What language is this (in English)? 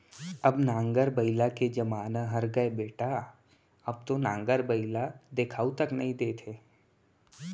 Chhattisgarhi